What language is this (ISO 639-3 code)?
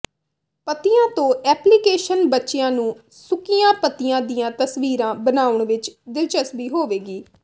pan